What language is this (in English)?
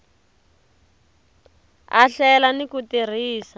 Tsonga